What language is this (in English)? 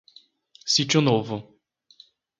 Portuguese